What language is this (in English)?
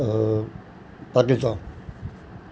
Sindhi